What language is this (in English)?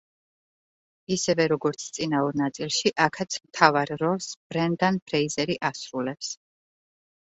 Georgian